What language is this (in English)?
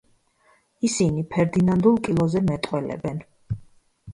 Georgian